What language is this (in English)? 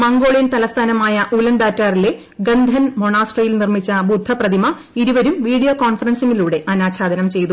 Malayalam